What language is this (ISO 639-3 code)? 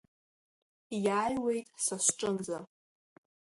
abk